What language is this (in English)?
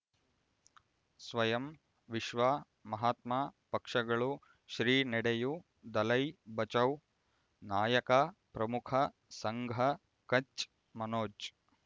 Kannada